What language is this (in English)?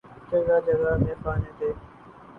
Urdu